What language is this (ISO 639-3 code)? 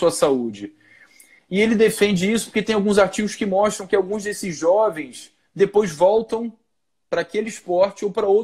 por